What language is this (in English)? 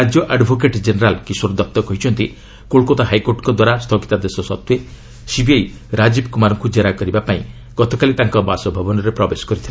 Odia